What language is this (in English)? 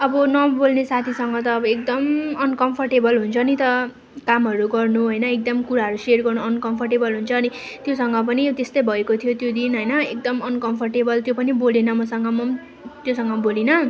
Nepali